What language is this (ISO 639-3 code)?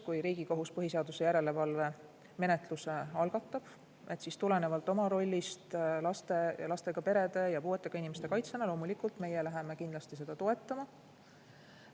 est